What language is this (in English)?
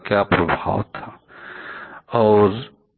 Hindi